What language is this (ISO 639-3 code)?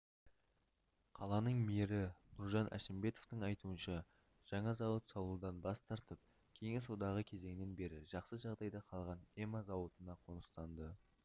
kaz